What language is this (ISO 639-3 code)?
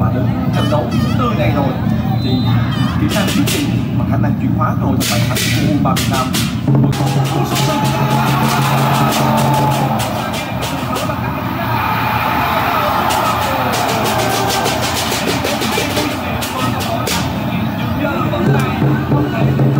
vie